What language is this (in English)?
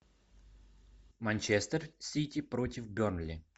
Russian